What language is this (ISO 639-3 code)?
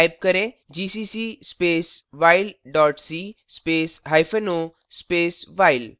hin